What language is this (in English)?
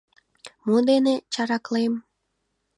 Mari